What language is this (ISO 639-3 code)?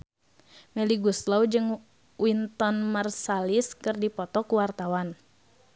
sun